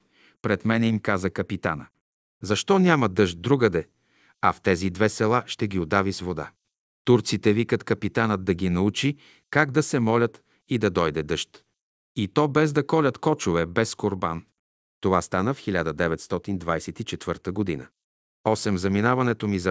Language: Bulgarian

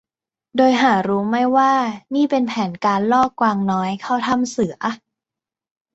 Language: Thai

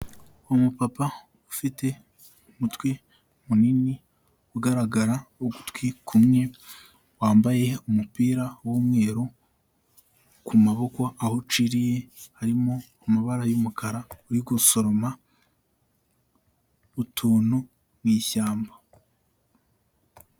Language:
Kinyarwanda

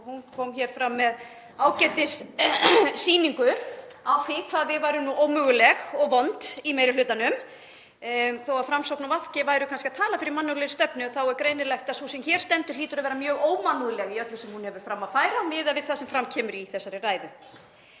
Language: Icelandic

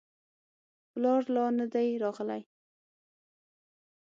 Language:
Pashto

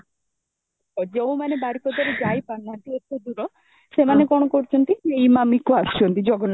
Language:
Odia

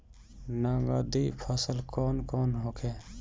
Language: Bhojpuri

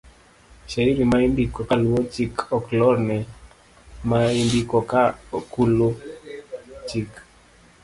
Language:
Luo (Kenya and Tanzania)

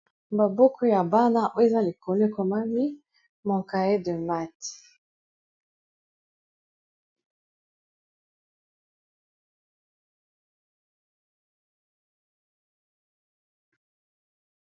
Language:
Lingala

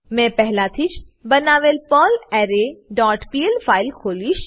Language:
Gujarati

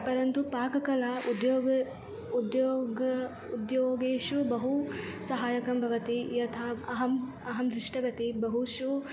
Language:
Sanskrit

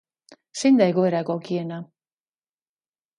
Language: Basque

